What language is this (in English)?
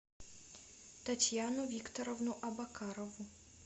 Russian